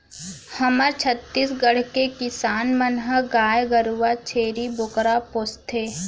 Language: Chhattisgarhi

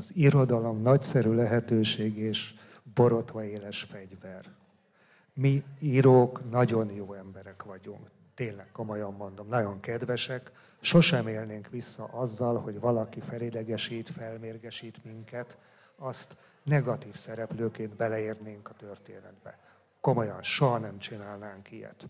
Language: Hungarian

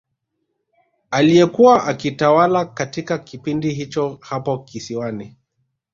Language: Swahili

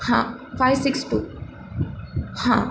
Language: Marathi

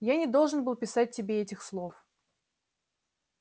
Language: Russian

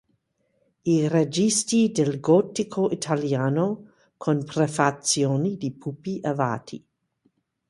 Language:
Italian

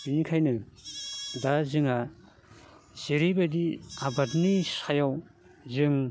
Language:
Bodo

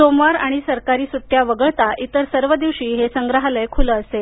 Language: Marathi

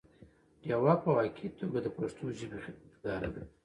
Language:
Pashto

